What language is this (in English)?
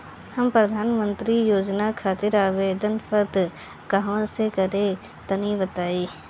Bhojpuri